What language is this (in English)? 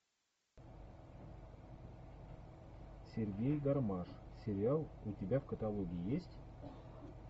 Russian